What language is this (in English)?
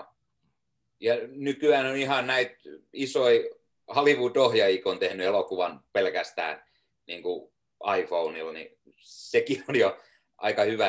Finnish